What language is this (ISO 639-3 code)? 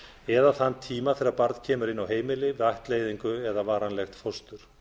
isl